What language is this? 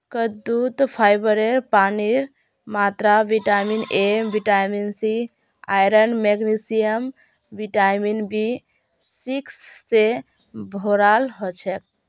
Magahi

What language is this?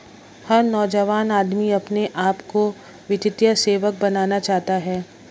Hindi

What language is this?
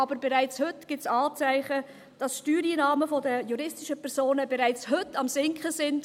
Swiss German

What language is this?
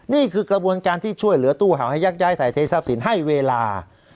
Thai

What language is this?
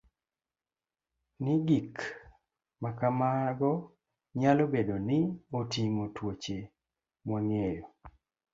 Luo (Kenya and Tanzania)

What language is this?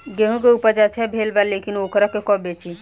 Bhojpuri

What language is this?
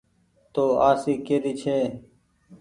Goaria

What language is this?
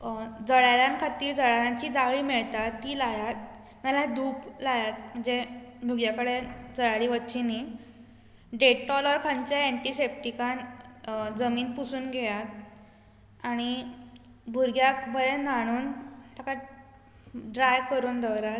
Konkani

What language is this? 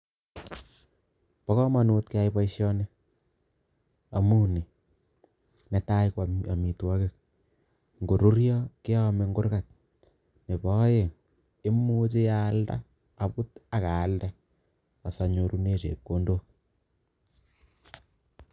Kalenjin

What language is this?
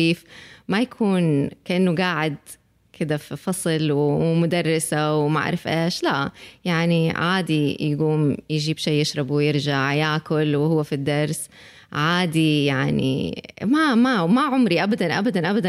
Arabic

